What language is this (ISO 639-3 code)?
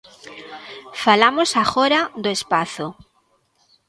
glg